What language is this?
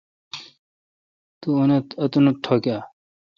Kalkoti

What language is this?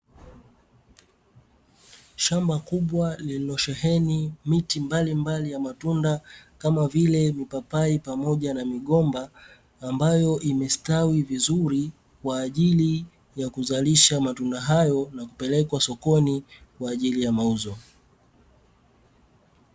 Swahili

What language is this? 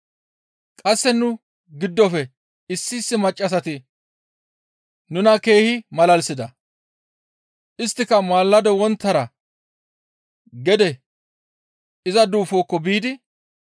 Gamo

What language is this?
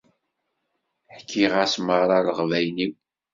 Kabyle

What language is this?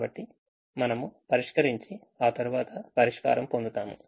Telugu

